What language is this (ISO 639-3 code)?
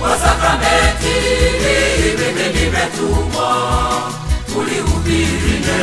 ron